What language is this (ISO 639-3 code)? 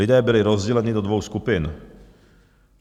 ces